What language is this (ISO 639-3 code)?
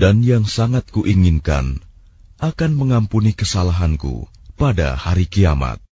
ara